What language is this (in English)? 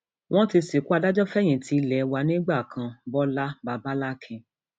Yoruba